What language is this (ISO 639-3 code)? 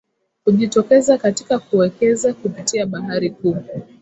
swa